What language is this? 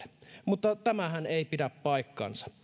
Finnish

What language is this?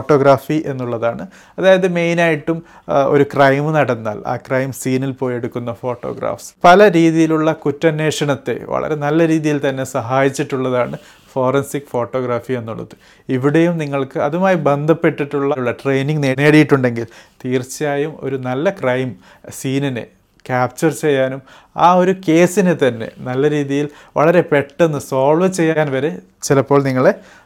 Malayalam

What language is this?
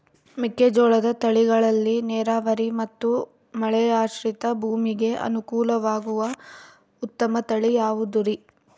Kannada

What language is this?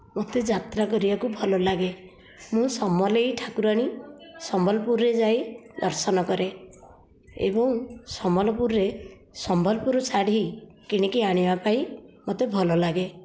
Odia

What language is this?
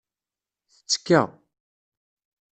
Kabyle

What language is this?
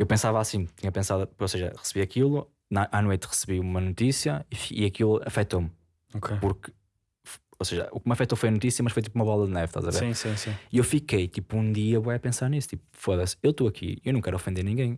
Portuguese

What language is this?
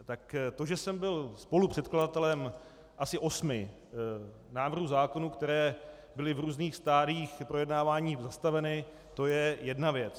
Czech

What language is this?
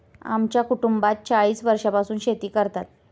Marathi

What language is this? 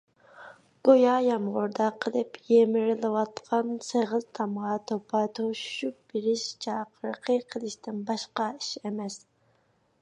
Uyghur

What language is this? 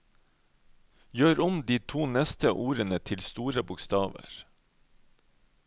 Norwegian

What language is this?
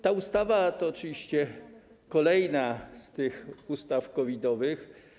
Polish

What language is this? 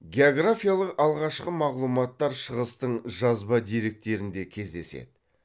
Kazakh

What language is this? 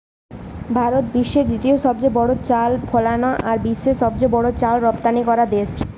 Bangla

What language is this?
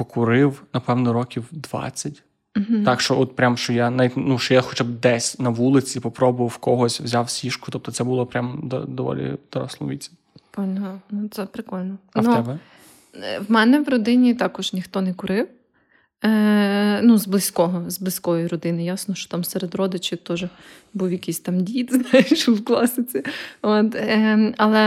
Ukrainian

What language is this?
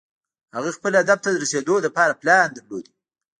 Pashto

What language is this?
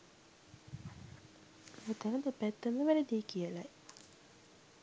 Sinhala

